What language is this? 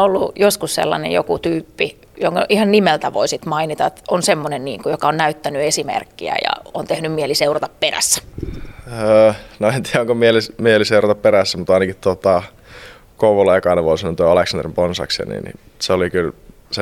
Finnish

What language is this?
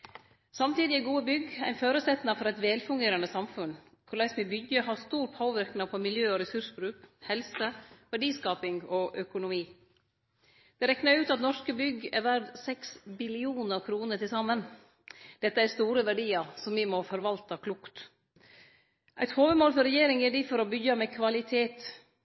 Norwegian Nynorsk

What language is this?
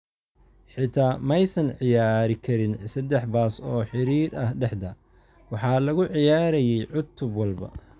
Somali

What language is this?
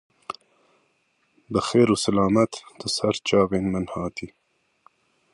Kurdish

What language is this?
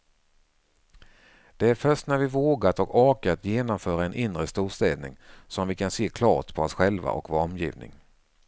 Swedish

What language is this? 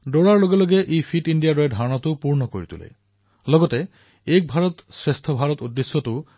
Assamese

